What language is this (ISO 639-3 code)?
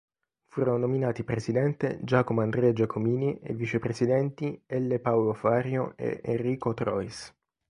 ita